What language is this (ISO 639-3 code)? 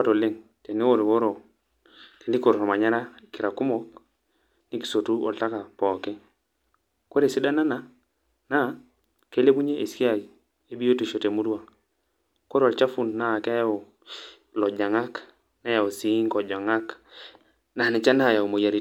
mas